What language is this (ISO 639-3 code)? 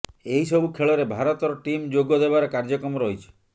ori